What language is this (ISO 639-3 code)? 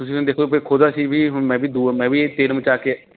pan